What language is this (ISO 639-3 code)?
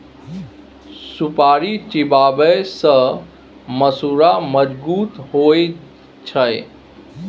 mai